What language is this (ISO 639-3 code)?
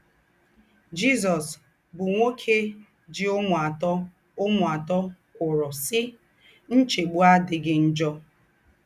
ibo